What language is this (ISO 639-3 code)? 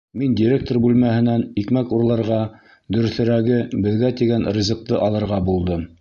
bak